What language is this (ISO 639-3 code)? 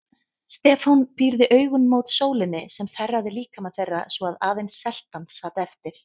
isl